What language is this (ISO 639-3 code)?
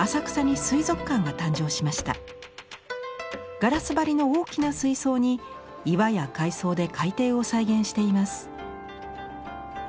jpn